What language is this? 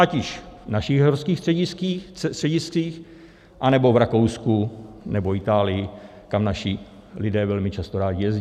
Czech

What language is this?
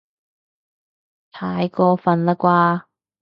Cantonese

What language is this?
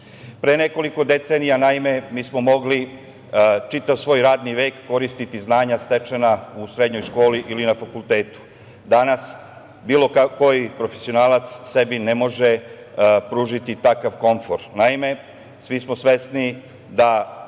Serbian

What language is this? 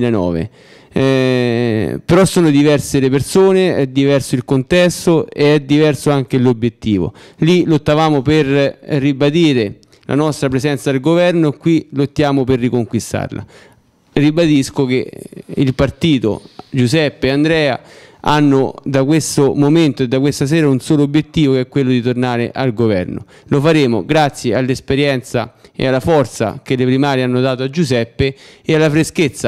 Italian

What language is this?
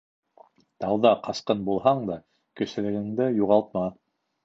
Bashkir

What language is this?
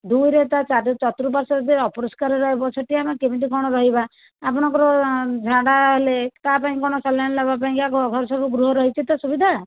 Odia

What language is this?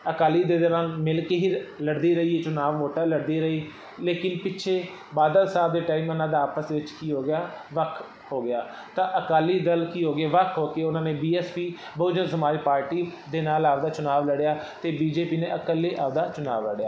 Punjabi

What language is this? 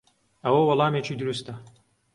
Central Kurdish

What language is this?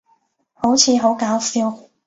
Cantonese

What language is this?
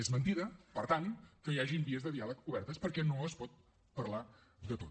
Catalan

